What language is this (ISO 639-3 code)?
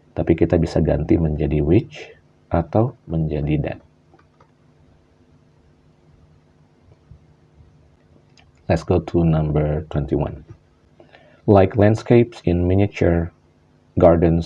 ind